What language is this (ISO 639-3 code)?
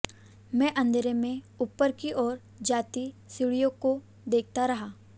hin